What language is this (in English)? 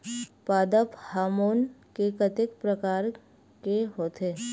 Chhattisgarhi